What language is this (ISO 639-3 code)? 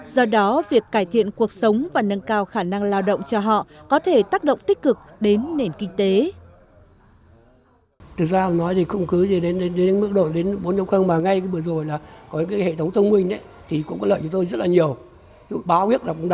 vie